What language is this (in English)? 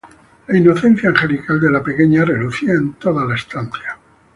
Spanish